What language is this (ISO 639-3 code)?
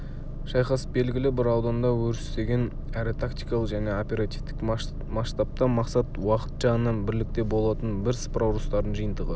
kaz